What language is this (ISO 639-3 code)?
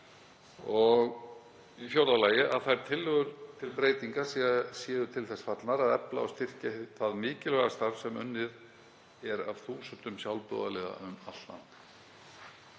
isl